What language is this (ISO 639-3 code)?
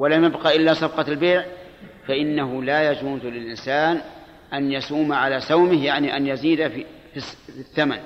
ara